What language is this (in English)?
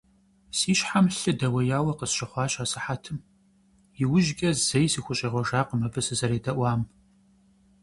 Kabardian